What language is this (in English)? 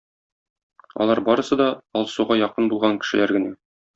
Tatar